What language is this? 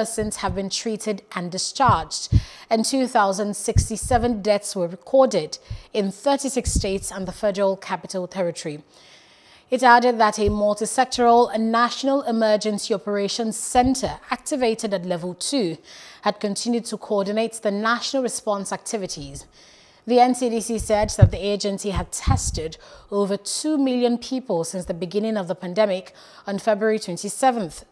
English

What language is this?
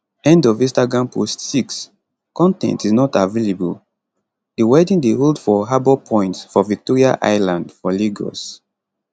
Nigerian Pidgin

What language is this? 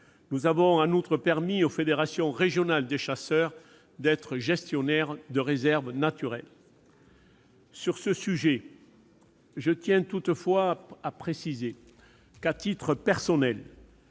French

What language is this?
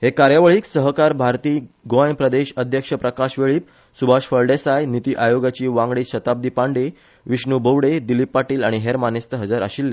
Konkani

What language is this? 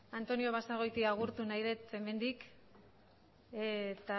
Basque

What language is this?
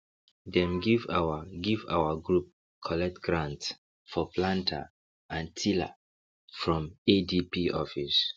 Nigerian Pidgin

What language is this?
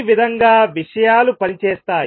Telugu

